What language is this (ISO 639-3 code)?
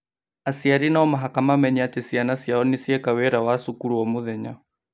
kik